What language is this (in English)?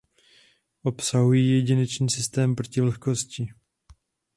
Czech